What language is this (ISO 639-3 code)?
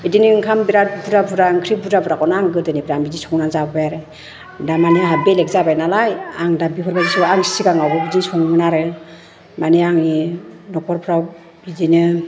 brx